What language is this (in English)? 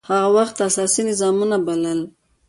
Pashto